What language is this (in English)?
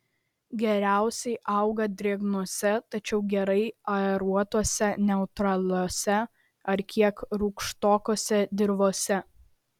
Lithuanian